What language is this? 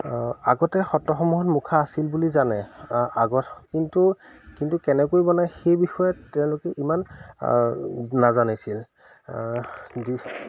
Assamese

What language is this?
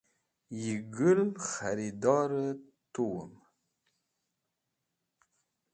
Wakhi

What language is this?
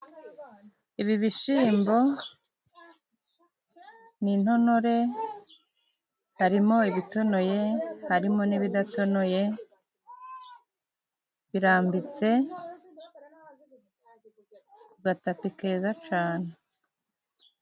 Kinyarwanda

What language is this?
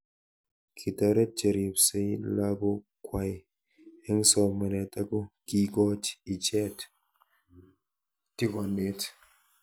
Kalenjin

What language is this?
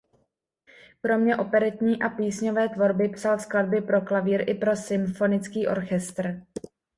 Czech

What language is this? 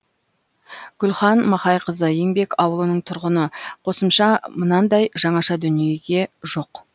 Kazakh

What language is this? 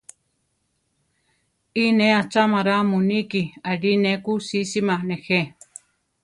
Central Tarahumara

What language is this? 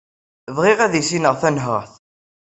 Kabyle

